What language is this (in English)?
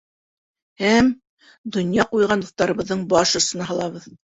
Bashkir